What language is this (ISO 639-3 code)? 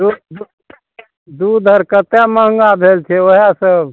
mai